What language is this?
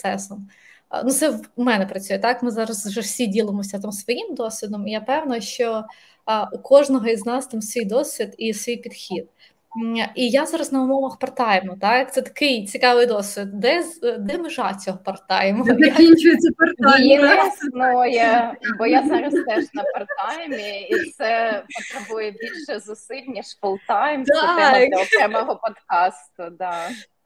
Ukrainian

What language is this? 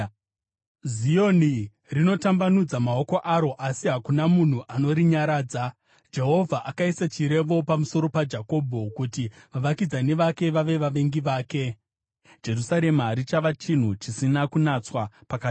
Shona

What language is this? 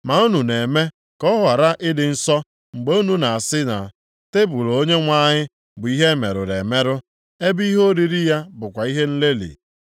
Igbo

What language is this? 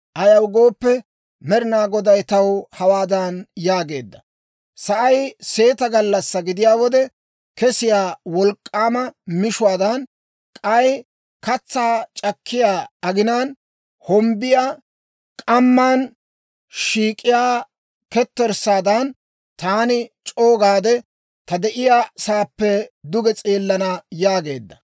Dawro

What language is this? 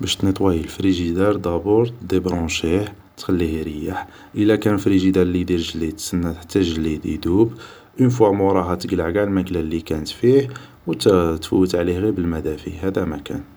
Algerian Arabic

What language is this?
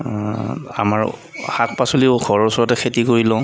Assamese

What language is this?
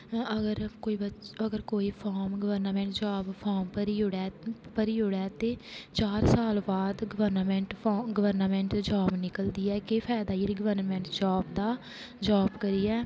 Dogri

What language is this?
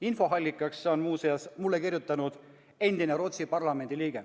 Estonian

